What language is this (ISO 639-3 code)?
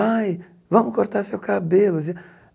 por